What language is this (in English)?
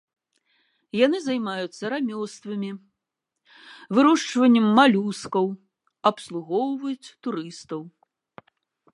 Belarusian